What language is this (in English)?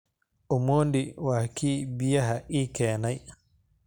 Somali